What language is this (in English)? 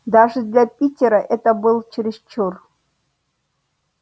Russian